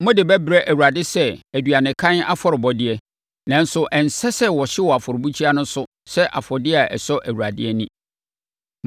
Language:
Akan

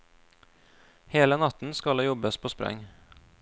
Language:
Norwegian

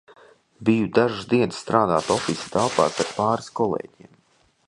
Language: Latvian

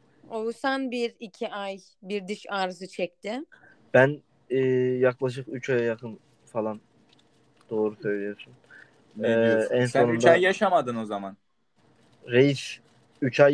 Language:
Turkish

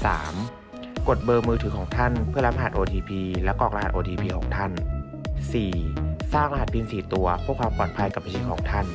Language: Thai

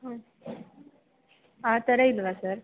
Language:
Kannada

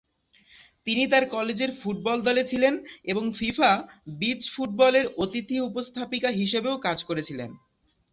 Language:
Bangla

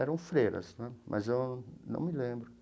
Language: Portuguese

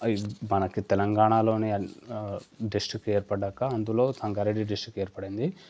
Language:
Telugu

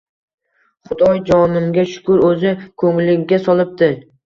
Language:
Uzbek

